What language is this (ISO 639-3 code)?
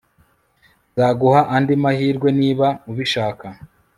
kin